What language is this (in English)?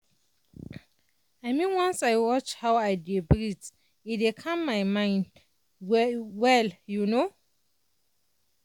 Nigerian Pidgin